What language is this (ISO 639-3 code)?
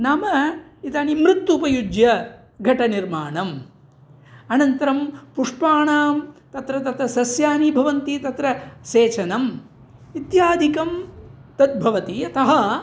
san